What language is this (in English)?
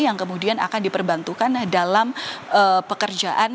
Indonesian